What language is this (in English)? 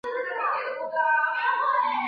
Chinese